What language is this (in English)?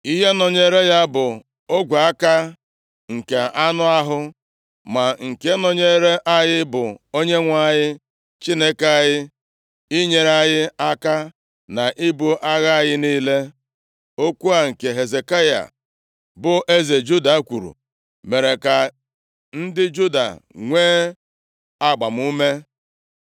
Igbo